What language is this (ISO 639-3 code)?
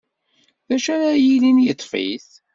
kab